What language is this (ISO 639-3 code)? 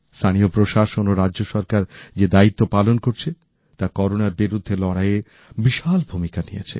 ben